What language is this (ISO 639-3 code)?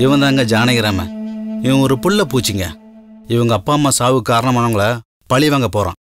tam